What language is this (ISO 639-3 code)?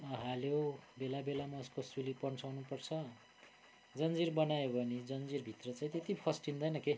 nep